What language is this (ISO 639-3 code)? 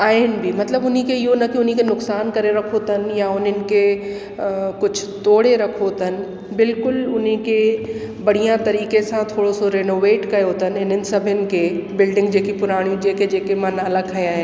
snd